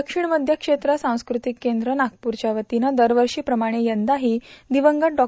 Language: Marathi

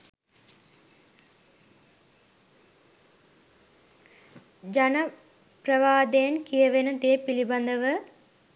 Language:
Sinhala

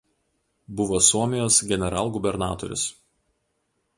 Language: Lithuanian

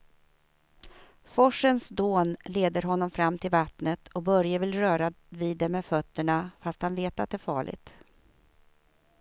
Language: Swedish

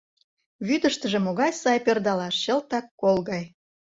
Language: Mari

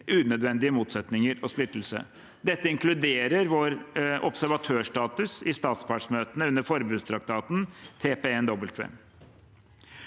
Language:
Norwegian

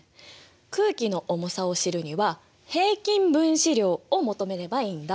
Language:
Japanese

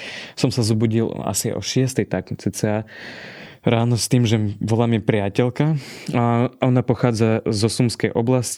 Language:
Slovak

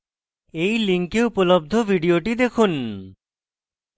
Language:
Bangla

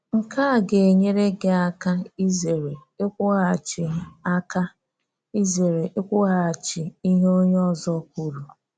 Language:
Igbo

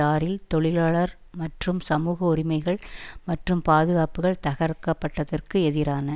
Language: Tamil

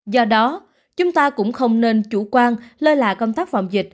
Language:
Vietnamese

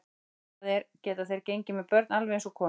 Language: Icelandic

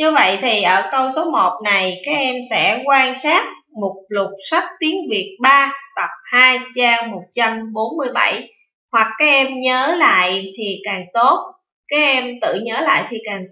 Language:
Vietnamese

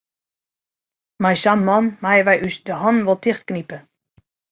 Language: Western Frisian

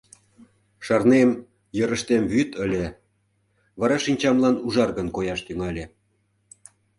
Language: Mari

